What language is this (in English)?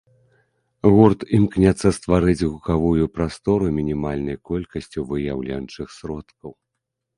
Belarusian